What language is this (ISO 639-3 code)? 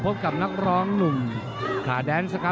tha